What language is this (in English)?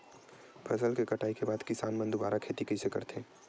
Chhattisgarhi